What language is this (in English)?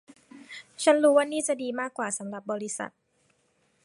Thai